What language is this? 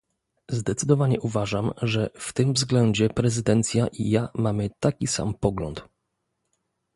Polish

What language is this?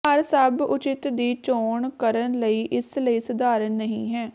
Punjabi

